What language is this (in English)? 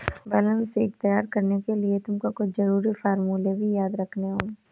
Hindi